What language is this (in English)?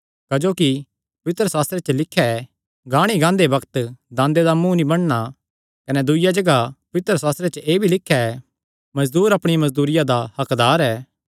Kangri